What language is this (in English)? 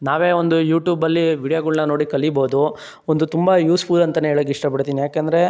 Kannada